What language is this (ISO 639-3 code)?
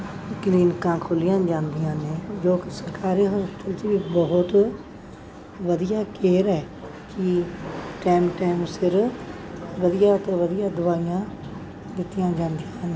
pan